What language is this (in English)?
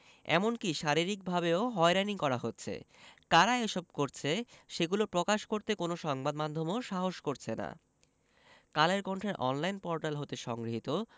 Bangla